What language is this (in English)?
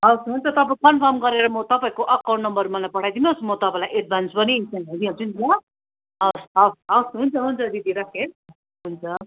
Nepali